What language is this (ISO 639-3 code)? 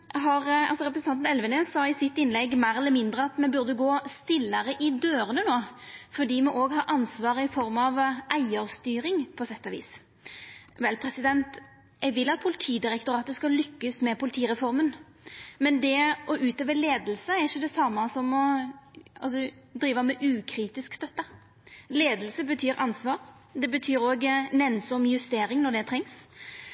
nno